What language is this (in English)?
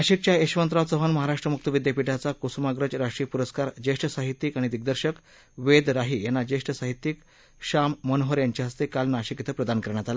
Marathi